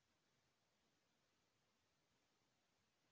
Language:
Chhattisgarhi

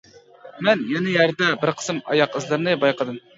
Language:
Uyghur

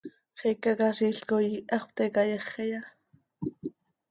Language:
Seri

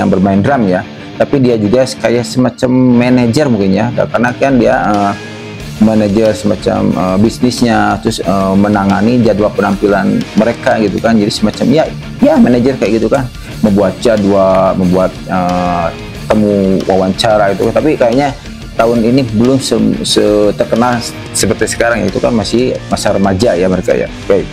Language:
Indonesian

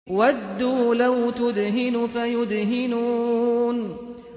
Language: Arabic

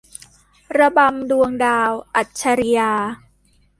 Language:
Thai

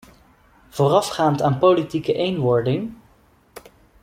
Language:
Dutch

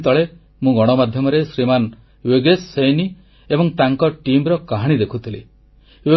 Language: Odia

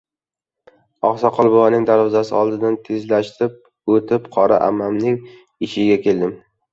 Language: Uzbek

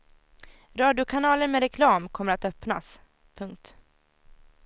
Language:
Swedish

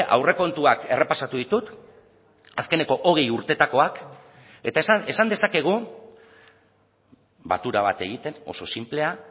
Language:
Basque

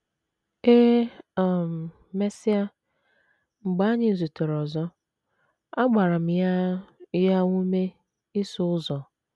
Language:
Igbo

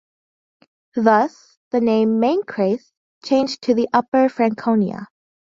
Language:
English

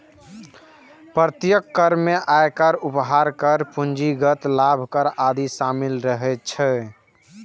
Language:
Maithili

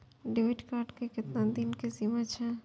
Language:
Maithili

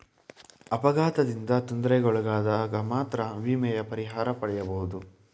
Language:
Kannada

